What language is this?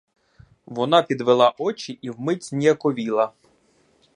Ukrainian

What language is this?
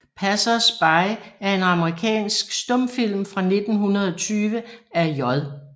Danish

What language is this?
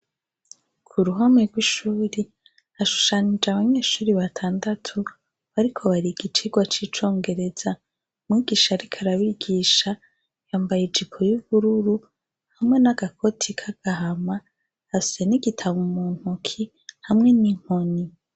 Rundi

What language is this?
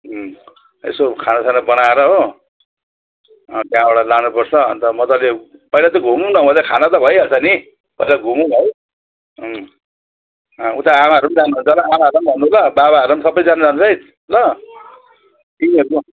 Nepali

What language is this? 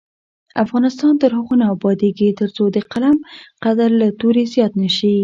Pashto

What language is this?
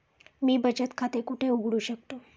Marathi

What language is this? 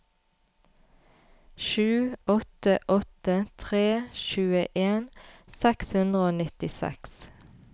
Norwegian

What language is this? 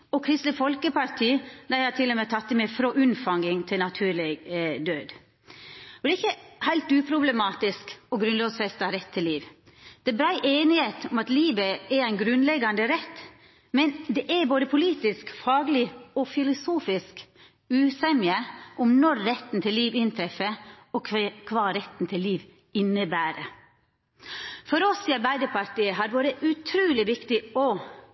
Norwegian Nynorsk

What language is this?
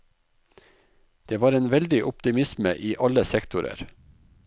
Norwegian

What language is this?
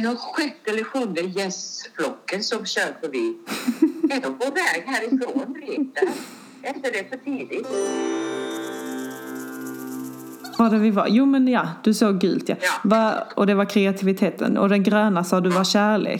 Swedish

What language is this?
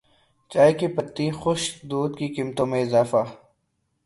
Urdu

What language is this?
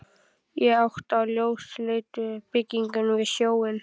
Icelandic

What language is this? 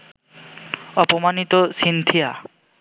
Bangla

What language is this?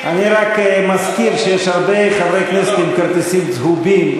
Hebrew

